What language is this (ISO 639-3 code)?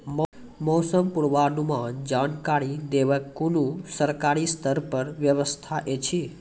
mai